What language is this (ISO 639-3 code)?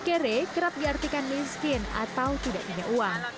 ind